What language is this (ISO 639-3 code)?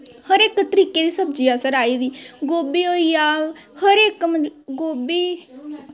doi